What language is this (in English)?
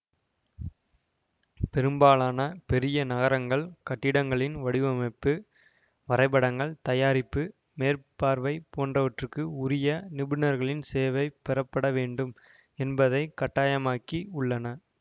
Tamil